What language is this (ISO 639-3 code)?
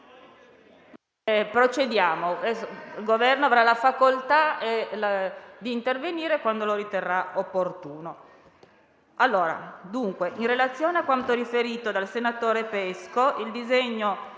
ita